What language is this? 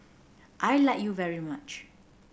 English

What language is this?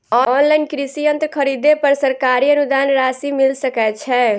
Maithili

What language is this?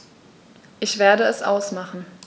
German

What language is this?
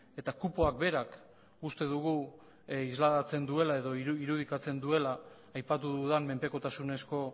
Basque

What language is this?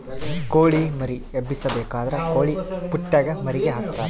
Kannada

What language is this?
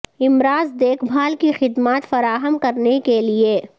Urdu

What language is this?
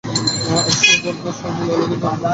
Bangla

